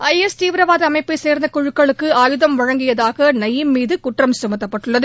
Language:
Tamil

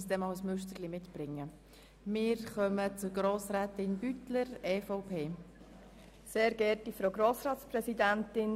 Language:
Swiss German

